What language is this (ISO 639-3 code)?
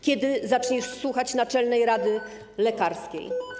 pol